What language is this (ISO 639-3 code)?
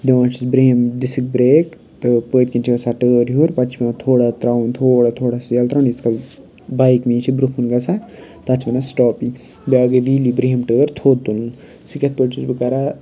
kas